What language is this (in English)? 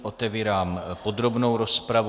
Czech